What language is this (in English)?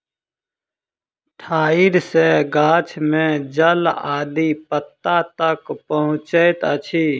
Maithili